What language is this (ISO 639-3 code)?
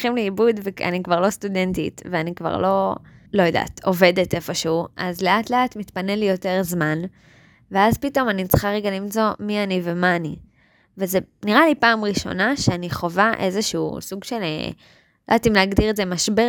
heb